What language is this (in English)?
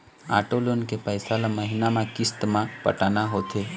Chhattisgarhi